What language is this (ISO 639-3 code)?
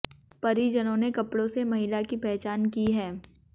hin